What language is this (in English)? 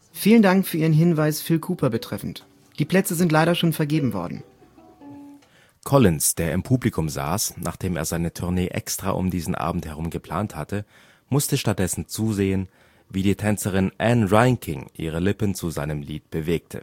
German